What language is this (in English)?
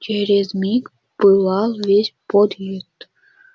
Russian